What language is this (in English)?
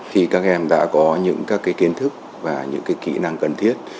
Vietnamese